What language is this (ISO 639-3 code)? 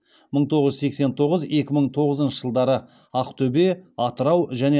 kaz